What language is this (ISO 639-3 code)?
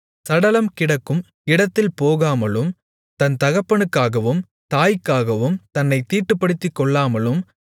tam